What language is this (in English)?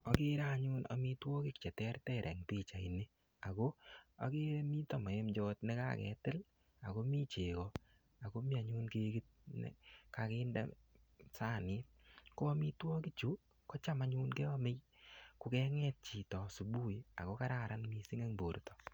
Kalenjin